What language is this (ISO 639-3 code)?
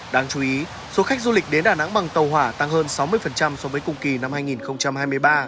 vie